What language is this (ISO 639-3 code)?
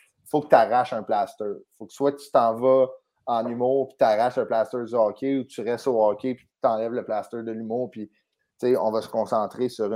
fra